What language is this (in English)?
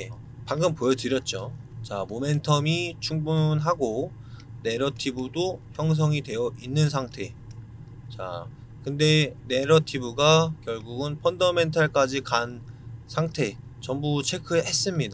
Korean